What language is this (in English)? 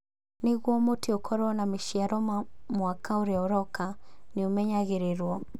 Kikuyu